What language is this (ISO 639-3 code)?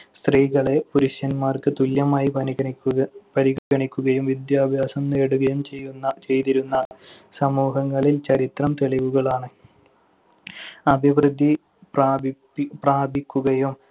mal